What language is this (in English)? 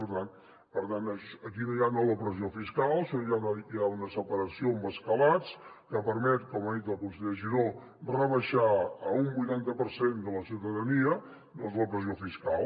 Catalan